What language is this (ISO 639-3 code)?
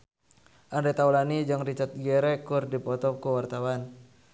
sun